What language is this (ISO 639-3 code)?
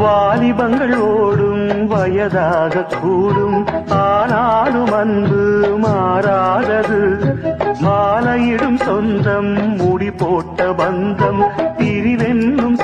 ara